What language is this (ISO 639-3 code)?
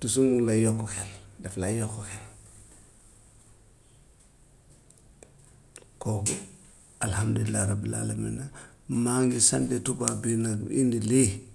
wof